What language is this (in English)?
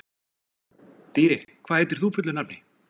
Icelandic